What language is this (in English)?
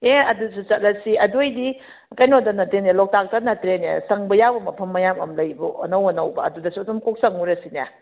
Manipuri